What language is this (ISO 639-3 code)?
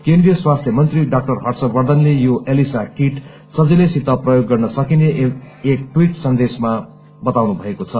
nep